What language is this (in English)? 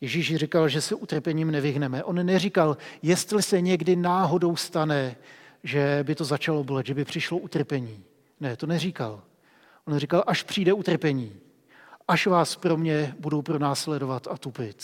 Czech